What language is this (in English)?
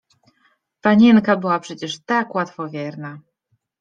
Polish